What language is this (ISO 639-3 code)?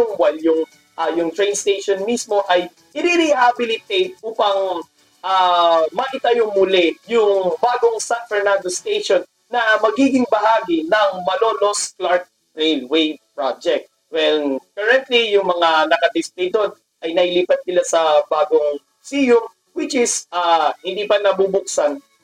fil